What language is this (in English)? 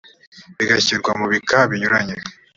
Kinyarwanda